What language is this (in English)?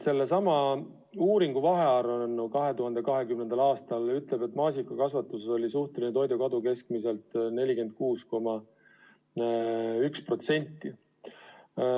Estonian